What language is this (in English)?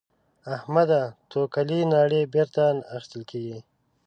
Pashto